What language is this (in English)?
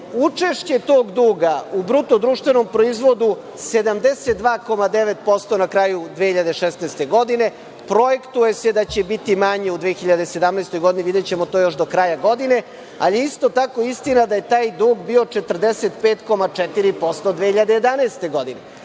Serbian